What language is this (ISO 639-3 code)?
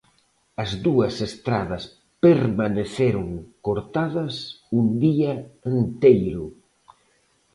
glg